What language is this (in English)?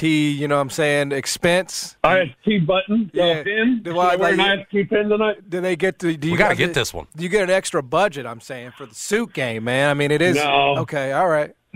English